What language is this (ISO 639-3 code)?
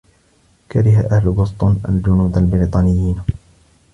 ara